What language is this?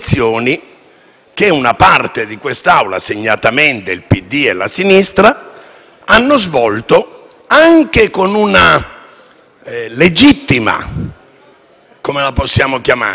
Italian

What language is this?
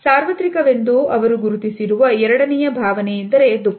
Kannada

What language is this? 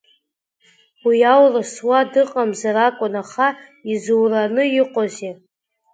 Abkhazian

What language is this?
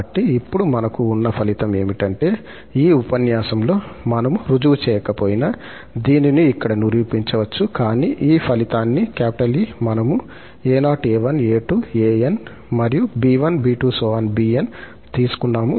Telugu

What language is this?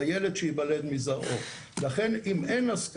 Hebrew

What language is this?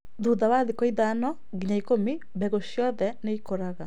Kikuyu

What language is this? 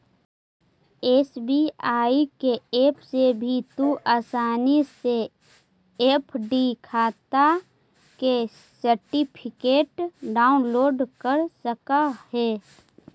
Magahi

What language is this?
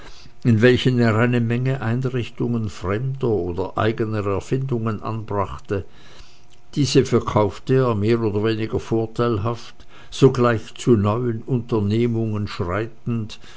German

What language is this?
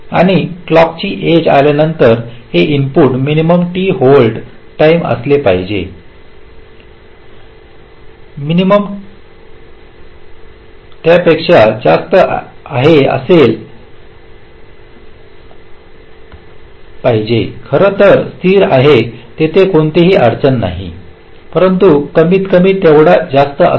Marathi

